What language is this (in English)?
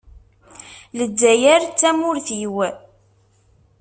Kabyle